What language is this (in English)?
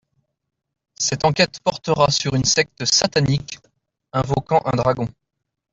French